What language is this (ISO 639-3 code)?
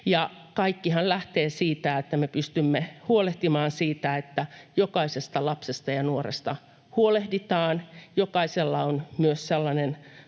fin